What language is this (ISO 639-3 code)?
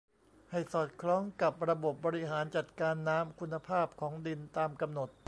tha